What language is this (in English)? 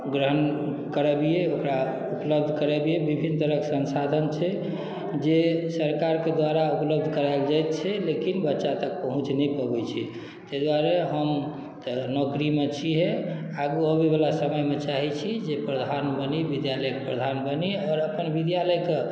Maithili